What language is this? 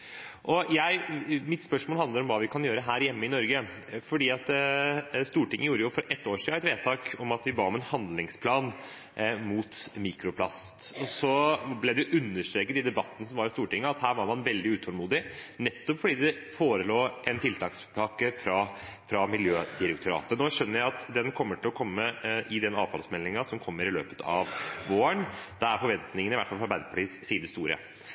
Norwegian Bokmål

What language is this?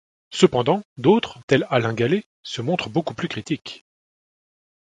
French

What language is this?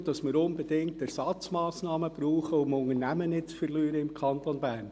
Swiss German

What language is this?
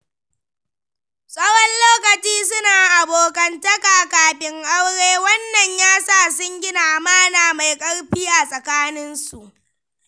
Hausa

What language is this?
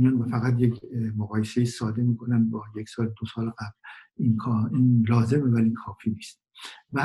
Persian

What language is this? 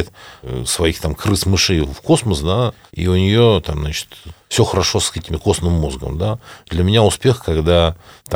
Russian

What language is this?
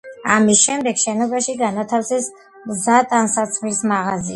Georgian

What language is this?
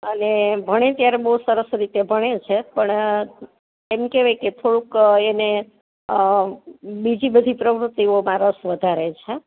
Gujarati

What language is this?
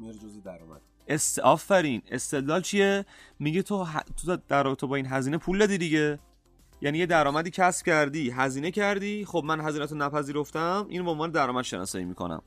Persian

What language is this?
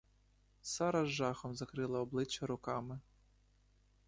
Ukrainian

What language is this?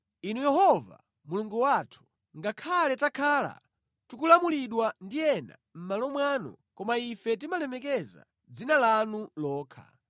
Nyanja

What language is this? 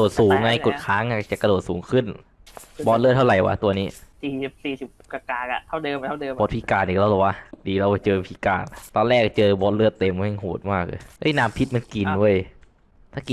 Thai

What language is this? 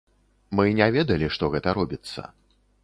Belarusian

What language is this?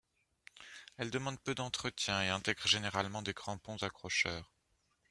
French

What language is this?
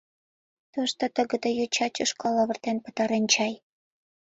Mari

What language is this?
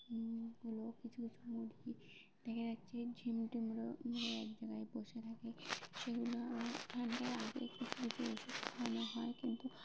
Bangla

